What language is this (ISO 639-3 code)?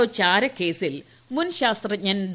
mal